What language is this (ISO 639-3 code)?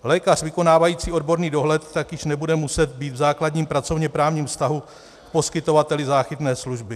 ces